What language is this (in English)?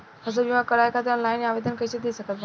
Bhojpuri